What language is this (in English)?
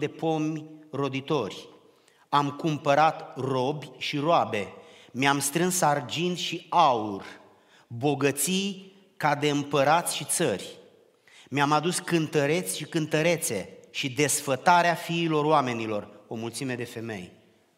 Romanian